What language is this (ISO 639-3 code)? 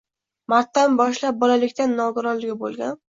uzb